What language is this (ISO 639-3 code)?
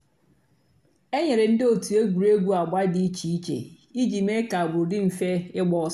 ibo